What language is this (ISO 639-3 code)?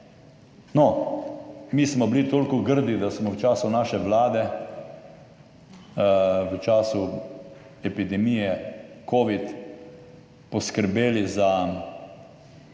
slv